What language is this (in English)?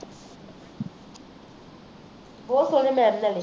Punjabi